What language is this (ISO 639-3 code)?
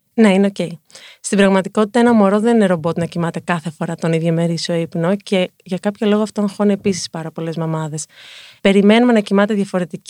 ell